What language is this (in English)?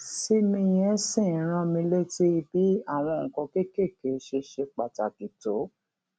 Yoruba